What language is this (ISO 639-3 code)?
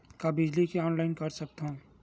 hne